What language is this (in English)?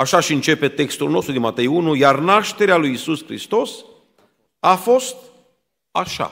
Romanian